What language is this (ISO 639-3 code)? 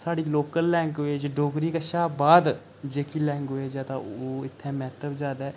doi